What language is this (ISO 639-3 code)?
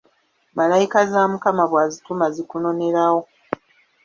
lug